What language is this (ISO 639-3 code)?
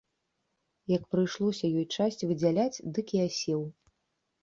bel